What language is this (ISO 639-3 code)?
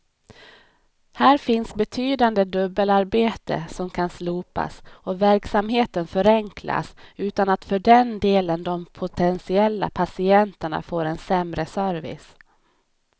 swe